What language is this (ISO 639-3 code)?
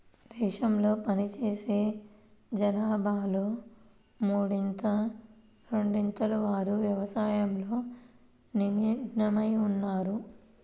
tel